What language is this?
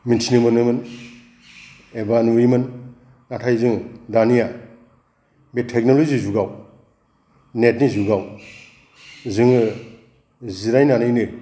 Bodo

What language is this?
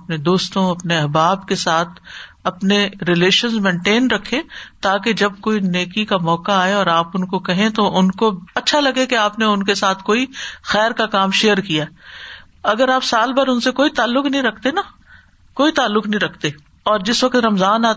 Urdu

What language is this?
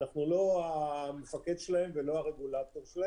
Hebrew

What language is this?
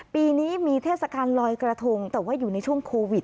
Thai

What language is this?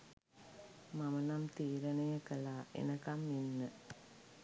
Sinhala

